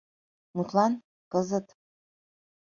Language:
Mari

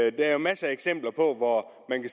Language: Danish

